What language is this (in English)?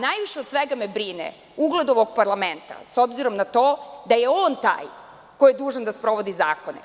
Serbian